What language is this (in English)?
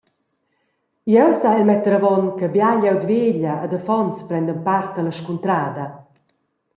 Romansh